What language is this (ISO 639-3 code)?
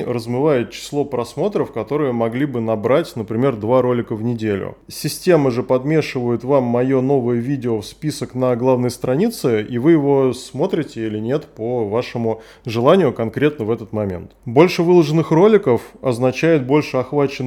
rus